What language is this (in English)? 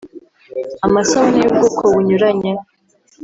Kinyarwanda